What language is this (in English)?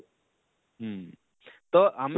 Odia